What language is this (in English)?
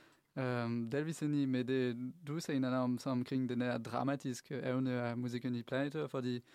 Danish